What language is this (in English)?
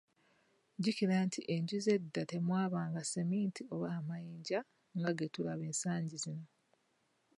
Ganda